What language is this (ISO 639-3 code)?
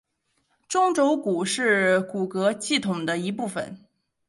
zho